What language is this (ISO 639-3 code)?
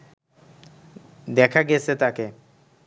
ben